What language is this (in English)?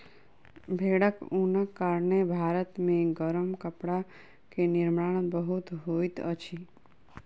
Maithili